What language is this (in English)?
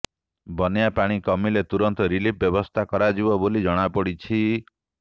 Odia